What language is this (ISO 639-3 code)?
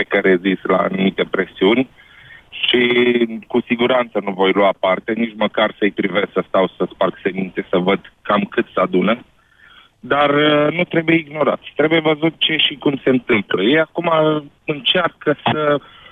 ron